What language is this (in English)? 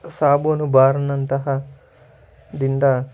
Kannada